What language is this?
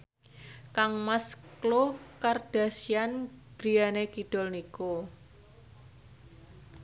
Javanese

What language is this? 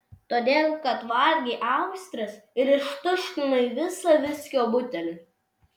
Lithuanian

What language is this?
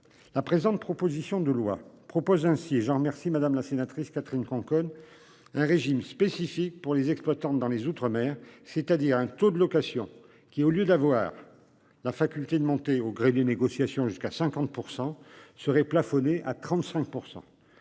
French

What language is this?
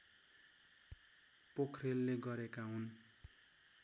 Nepali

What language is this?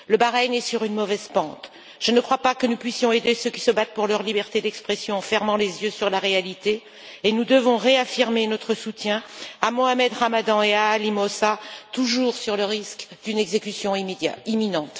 French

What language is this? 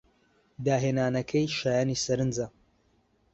Central Kurdish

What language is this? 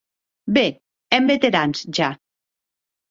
Occitan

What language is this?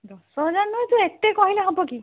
Odia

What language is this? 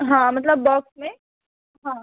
Hindi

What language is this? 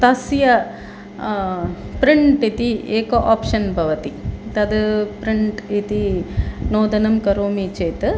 Sanskrit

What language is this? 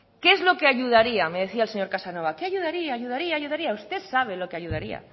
Spanish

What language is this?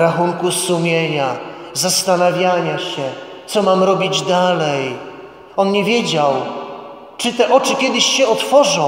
Polish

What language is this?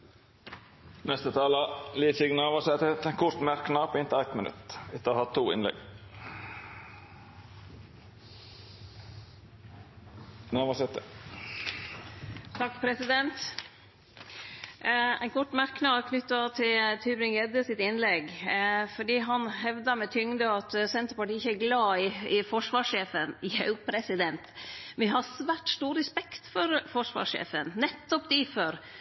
Norwegian Nynorsk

